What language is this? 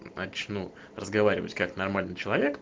Russian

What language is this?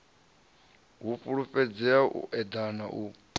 Venda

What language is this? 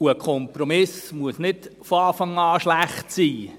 Swiss German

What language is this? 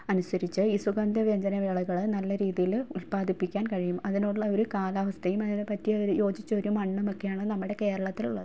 Malayalam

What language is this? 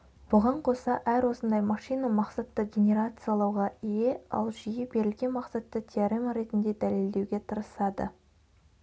Kazakh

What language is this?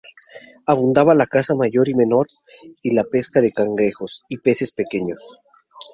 Spanish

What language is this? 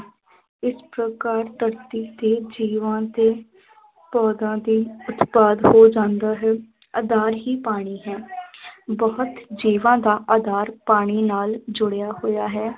Punjabi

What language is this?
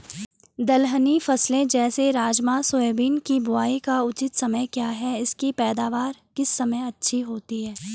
Hindi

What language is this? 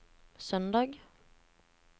Norwegian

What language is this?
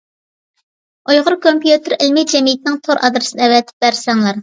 Uyghur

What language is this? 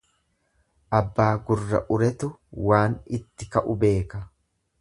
Oromo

